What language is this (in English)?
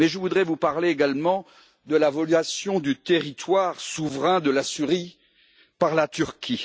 French